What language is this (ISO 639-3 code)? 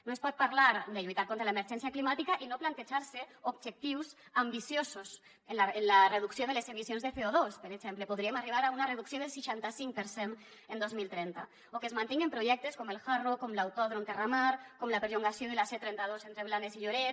cat